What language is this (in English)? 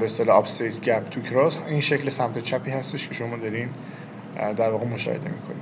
Persian